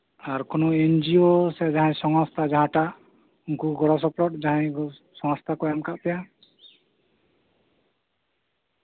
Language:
Santali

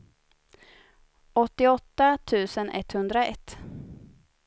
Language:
Swedish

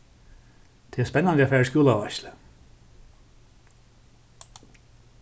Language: Faroese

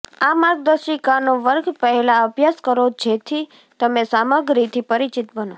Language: Gujarati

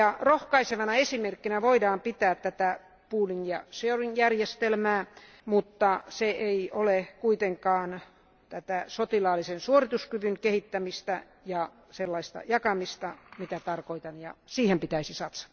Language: Finnish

